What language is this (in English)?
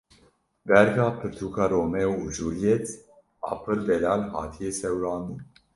Kurdish